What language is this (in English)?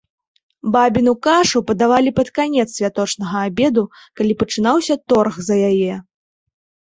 Belarusian